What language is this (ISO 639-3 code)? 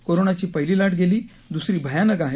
mar